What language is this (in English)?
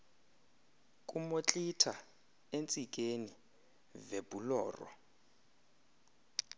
Xhosa